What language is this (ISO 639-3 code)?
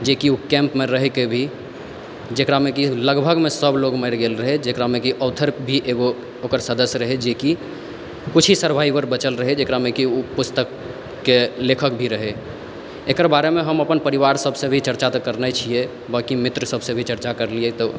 mai